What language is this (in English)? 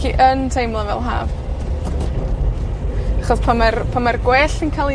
Welsh